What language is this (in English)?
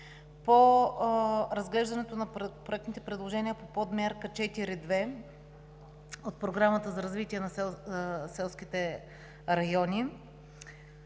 Bulgarian